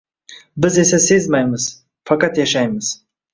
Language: Uzbek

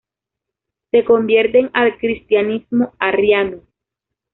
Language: Spanish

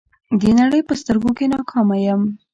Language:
Pashto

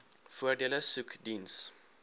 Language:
Afrikaans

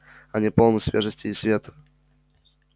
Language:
Russian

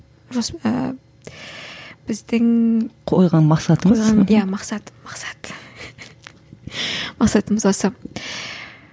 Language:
Kazakh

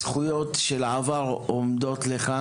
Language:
Hebrew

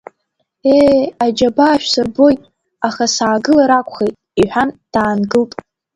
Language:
Abkhazian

